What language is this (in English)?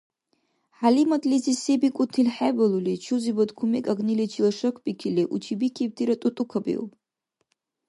Dargwa